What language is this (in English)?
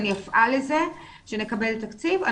Hebrew